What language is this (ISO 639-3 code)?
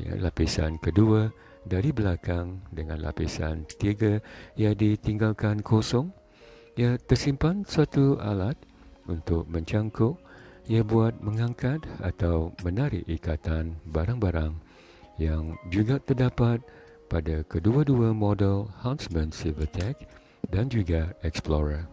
msa